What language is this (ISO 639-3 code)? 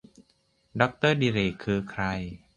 tha